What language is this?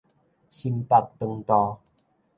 Min Nan Chinese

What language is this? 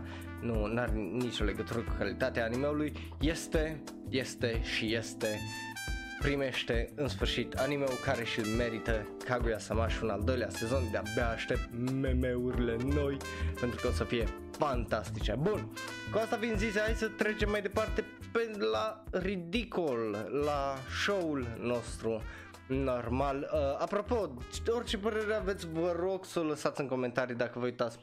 Romanian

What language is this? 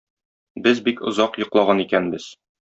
Tatar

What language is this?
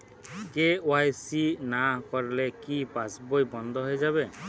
Bangla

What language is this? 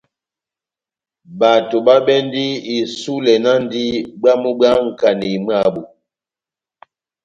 Batanga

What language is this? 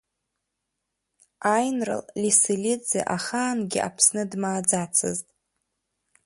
Abkhazian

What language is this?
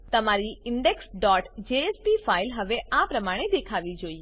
Gujarati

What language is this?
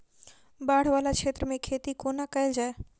Maithili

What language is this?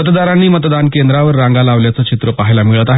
Marathi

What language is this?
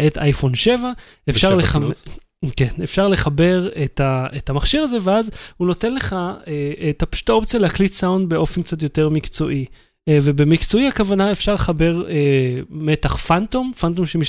Hebrew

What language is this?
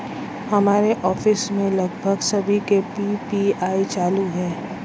Hindi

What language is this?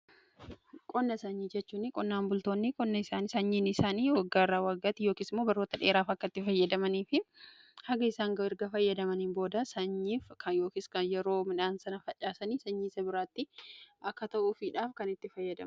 Oromo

